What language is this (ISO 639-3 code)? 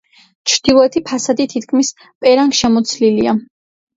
kat